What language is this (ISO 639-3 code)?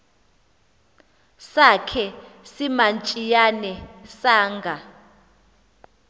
xho